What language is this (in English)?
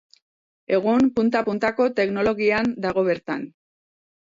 Basque